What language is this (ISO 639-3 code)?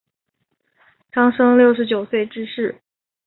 zho